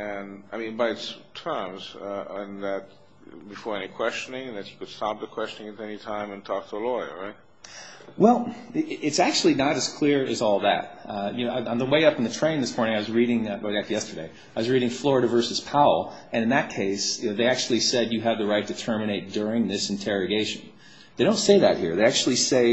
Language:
English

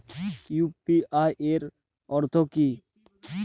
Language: Bangla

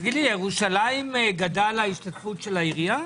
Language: Hebrew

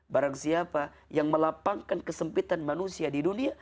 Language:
Indonesian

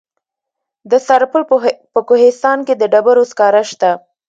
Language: Pashto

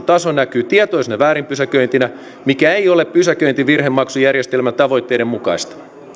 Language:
Finnish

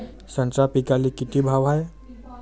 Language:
Marathi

